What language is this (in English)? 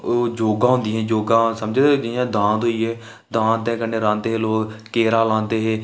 Dogri